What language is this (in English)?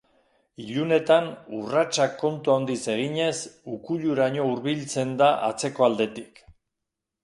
Basque